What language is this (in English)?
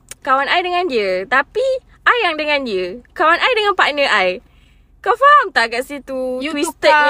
Malay